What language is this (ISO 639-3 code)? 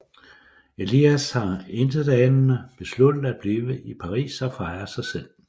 dan